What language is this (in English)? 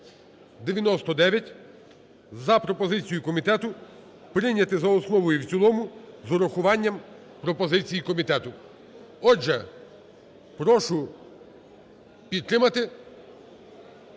Ukrainian